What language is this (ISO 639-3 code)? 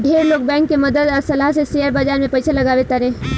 bho